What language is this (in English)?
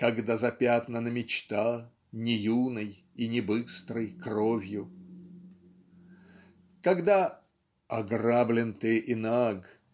Russian